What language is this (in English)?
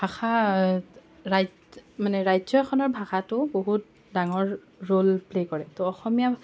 Assamese